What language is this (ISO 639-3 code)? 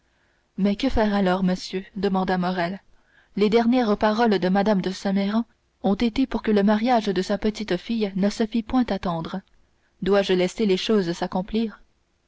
fra